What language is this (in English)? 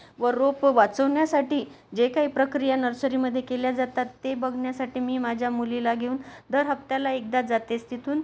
Marathi